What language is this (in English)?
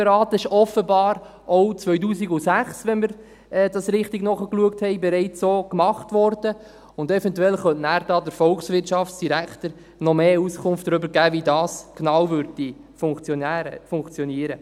Swiss German